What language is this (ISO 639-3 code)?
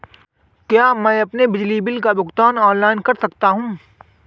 hin